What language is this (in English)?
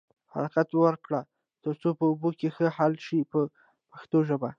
Pashto